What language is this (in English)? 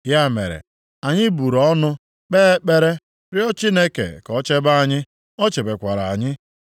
Igbo